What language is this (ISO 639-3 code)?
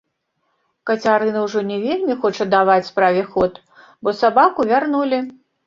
bel